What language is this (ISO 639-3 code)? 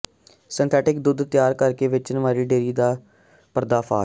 pan